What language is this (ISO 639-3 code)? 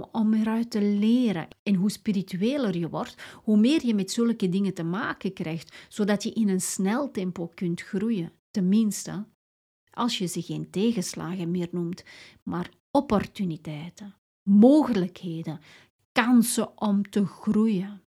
nld